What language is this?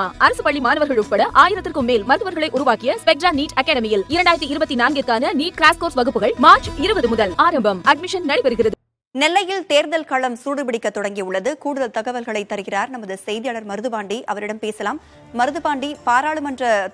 Tamil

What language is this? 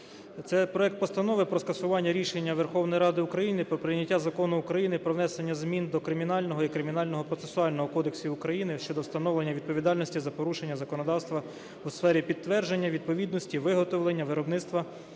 Ukrainian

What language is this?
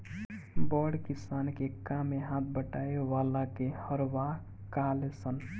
Bhojpuri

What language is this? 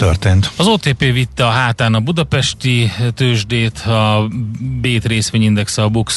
Hungarian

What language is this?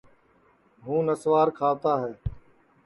Sansi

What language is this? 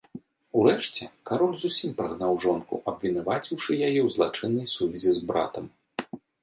Belarusian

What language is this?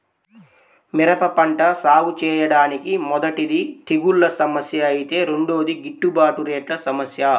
Telugu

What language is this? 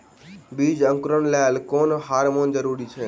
Maithili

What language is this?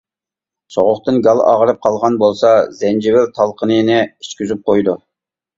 Uyghur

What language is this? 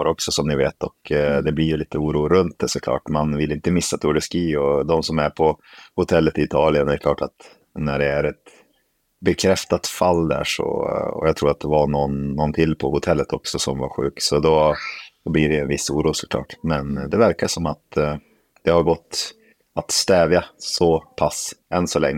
Swedish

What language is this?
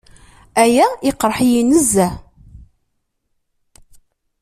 Kabyle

